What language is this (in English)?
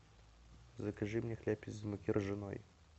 Russian